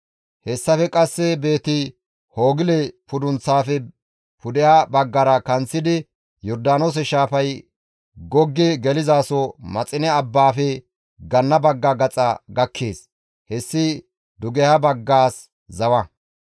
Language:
Gamo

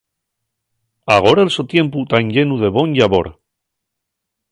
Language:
Asturian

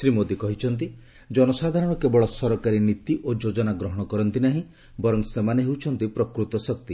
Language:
Odia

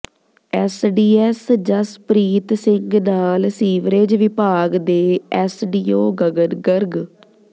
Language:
Punjabi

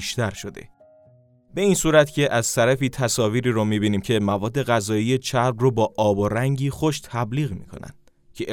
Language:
Persian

